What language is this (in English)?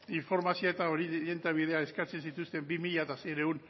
Basque